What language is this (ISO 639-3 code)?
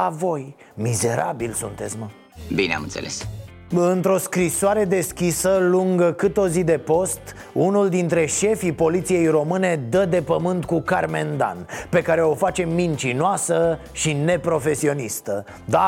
ron